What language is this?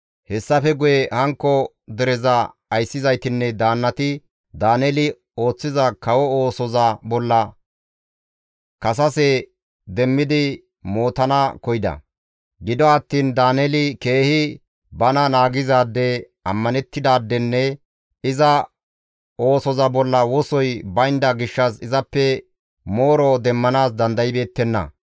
Gamo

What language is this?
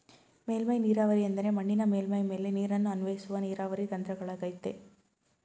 Kannada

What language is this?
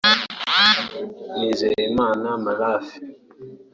Kinyarwanda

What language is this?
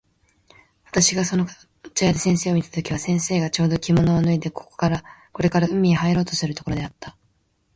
Japanese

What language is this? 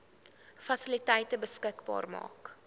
Afrikaans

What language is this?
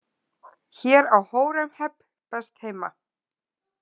Icelandic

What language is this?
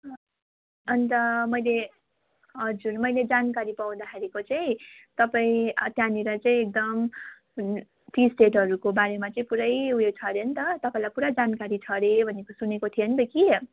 Nepali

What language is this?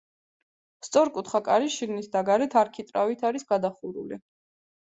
Georgian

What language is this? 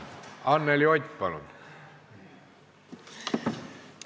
Estonian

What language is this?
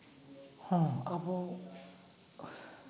Santali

